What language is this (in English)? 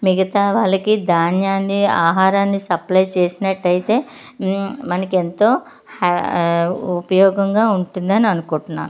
Telugu